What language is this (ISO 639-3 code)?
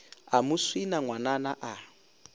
nso